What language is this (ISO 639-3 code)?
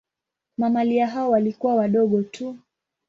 swa